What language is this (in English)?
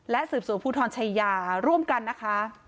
Thai